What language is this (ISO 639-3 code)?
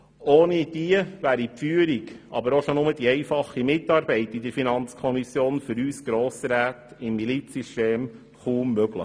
gsw